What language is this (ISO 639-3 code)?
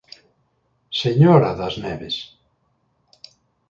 glg